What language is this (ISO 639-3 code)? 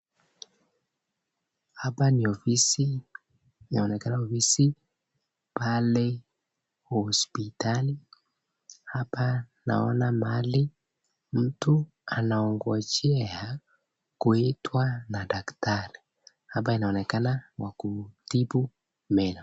swa